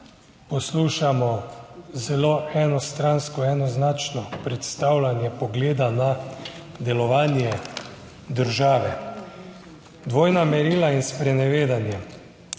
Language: Slovenian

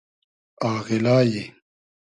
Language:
Hazaragi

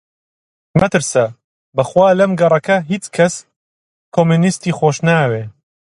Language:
Central Kurdish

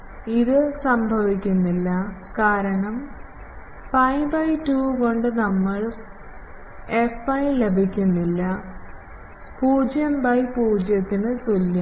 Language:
Malayalam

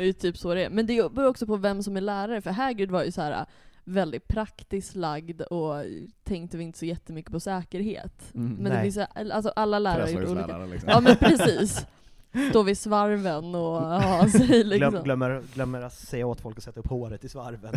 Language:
Swedish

